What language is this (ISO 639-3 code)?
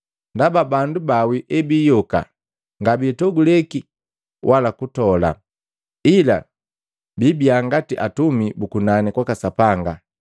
mgv